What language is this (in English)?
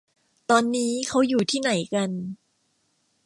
Thai